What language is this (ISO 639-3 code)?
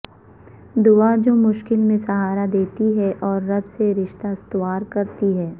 urd